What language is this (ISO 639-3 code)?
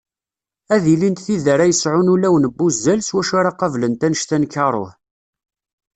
kab